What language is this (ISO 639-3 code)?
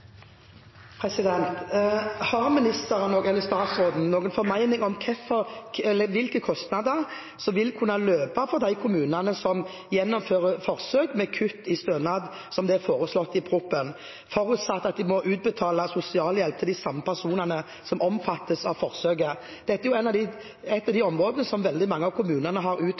nob